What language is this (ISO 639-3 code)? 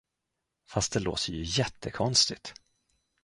swe